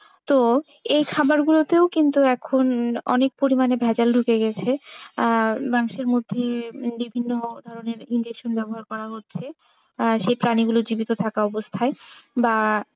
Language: Bangla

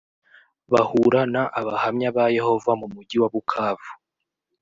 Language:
Kinyarwanda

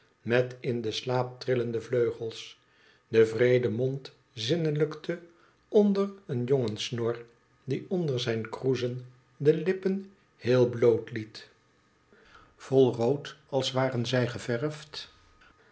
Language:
Dutch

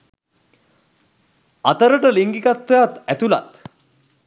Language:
Sinhala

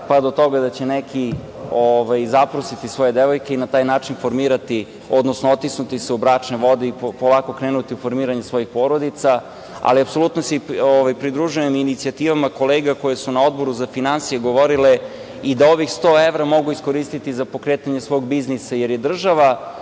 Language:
Serbian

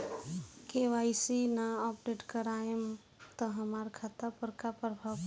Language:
Bhojpuri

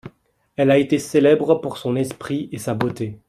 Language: French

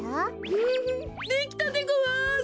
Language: Japanese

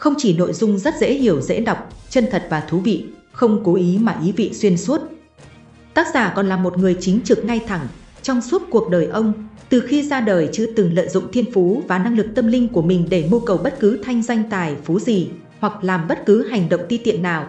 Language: Vietnamese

